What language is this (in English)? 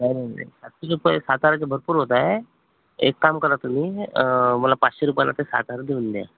Marathi